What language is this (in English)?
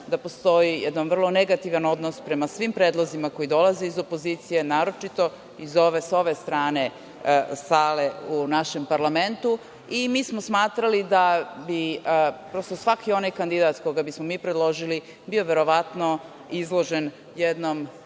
Serbian